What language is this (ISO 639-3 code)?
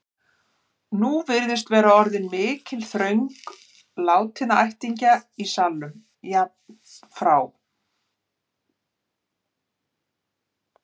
isl